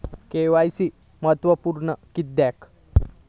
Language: Marathi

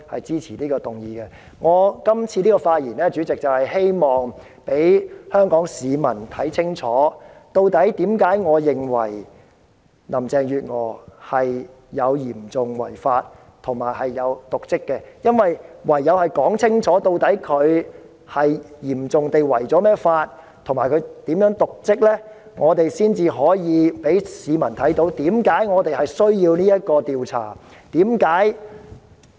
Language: Cantonese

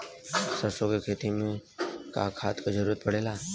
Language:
Bhojpuri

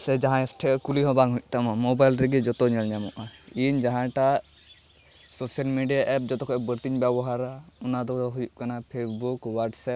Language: Santali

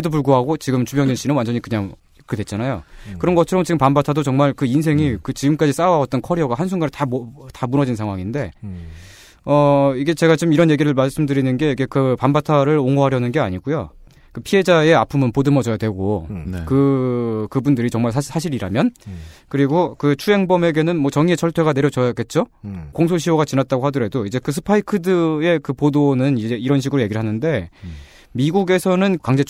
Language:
Korean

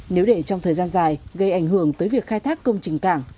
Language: Vietnamese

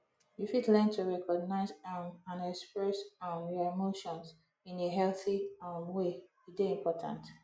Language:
Nigerian Pidgin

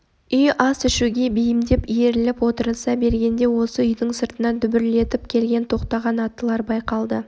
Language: Kazakh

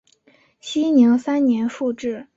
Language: Chinese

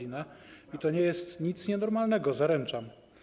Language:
Polish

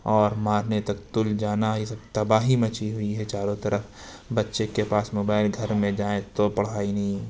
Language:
Urdu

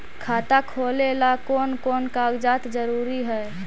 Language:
Magahi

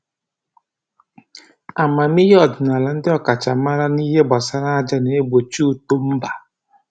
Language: Igbo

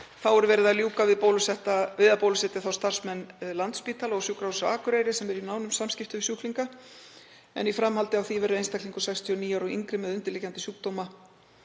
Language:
Icelandic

